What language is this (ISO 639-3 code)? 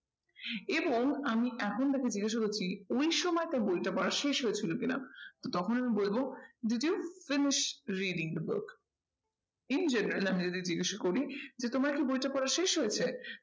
ben